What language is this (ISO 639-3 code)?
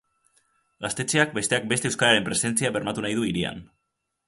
eus